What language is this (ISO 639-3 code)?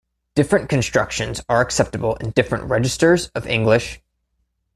eng